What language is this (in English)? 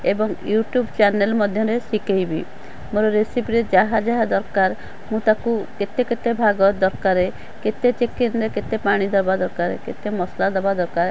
Odia